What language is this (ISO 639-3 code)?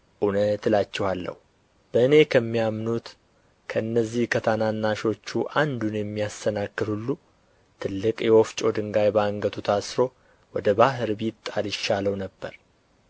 amh